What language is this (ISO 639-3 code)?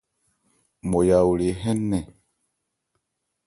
ebr